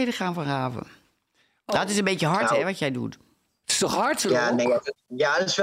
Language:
Dutch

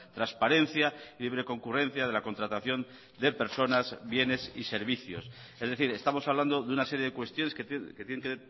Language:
Spanish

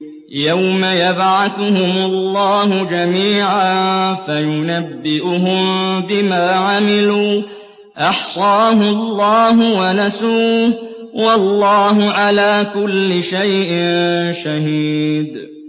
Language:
Arabic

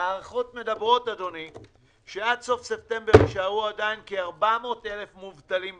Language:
Hebrew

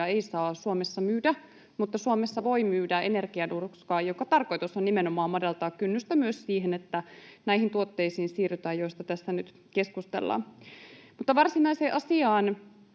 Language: Finnish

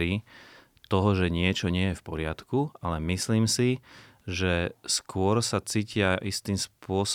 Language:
Slovak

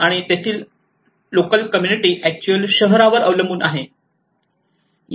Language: Marathi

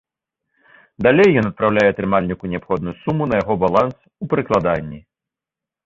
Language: Belarusian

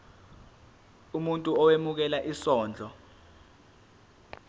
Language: Zulu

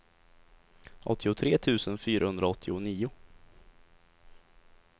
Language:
Swedish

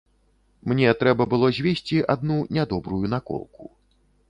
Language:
Belarusian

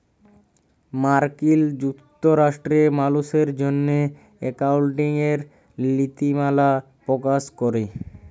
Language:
Bangla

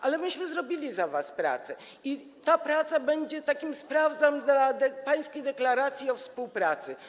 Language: Polish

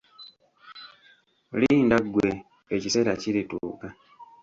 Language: Ganda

